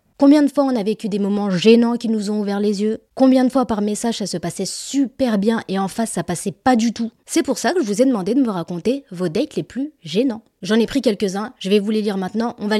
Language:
French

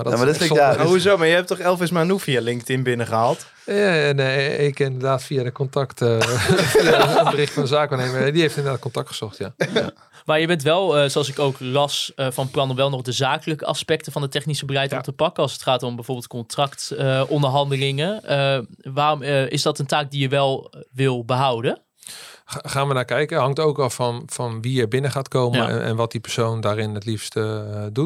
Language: Dutch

